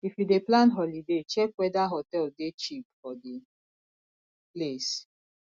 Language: Nigerian Pidgin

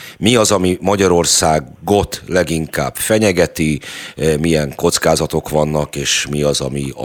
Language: Hungarian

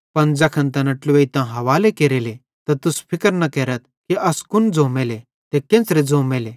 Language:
Bhadrawahi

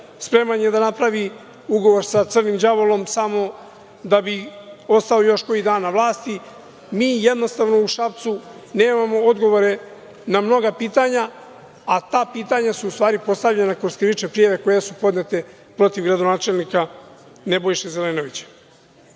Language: Serbian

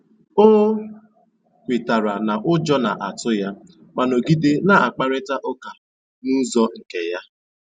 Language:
Igbo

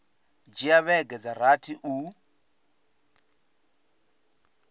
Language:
Venda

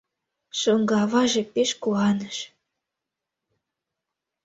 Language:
Mari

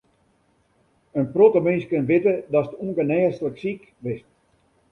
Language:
Western Frisian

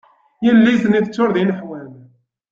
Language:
Kabyle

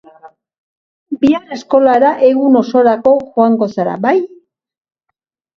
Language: Basque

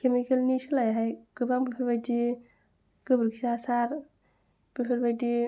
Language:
Bodo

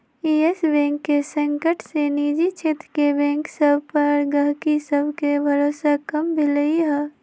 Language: Magahi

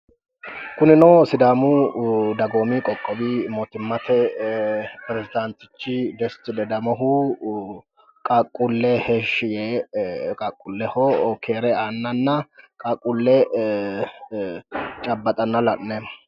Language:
Sidamo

